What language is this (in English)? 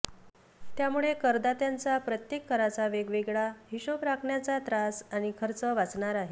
Marathi